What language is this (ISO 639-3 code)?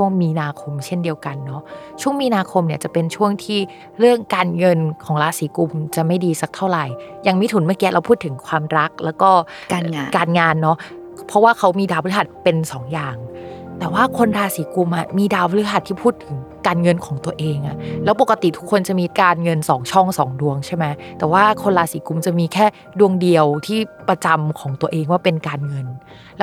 tha